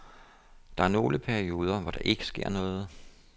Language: Danish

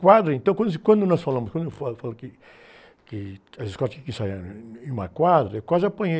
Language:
Portuguese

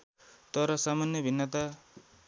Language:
Nepali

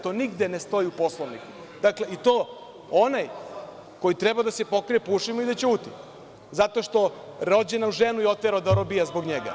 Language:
Serbian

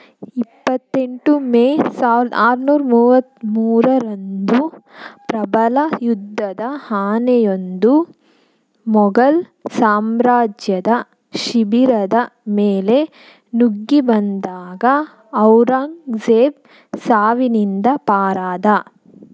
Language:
Kannada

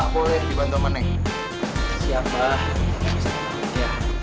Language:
Indonesian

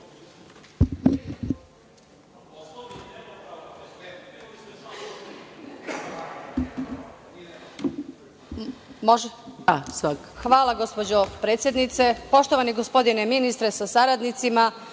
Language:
Serbian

